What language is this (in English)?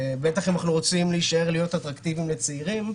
Hebrew